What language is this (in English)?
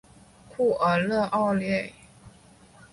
Chinese